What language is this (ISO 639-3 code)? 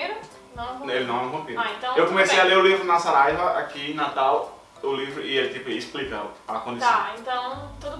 por